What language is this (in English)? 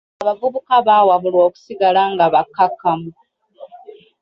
Ganda